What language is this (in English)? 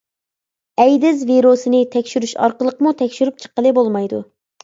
Uyghur